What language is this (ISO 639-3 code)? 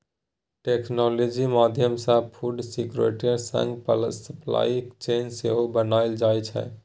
mai